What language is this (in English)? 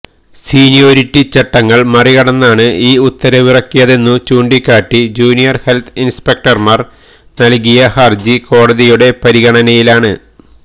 Malayalam